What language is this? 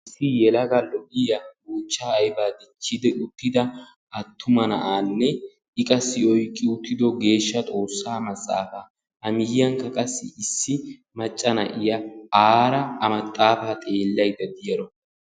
Wolaytta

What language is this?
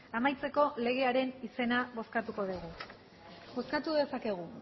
Basque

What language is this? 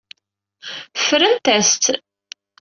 Kabyle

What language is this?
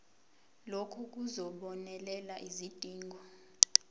Zulu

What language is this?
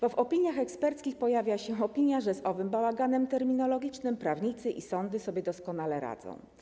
Polish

